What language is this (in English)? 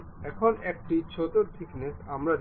Bangla